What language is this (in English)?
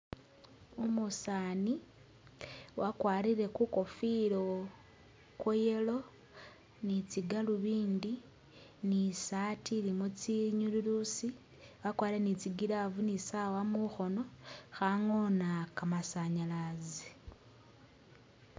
Masaaba